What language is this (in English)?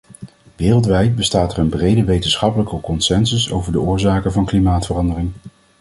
Dutch